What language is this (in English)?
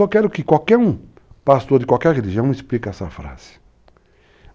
Portuguese